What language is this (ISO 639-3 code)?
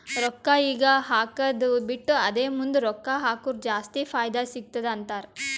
kan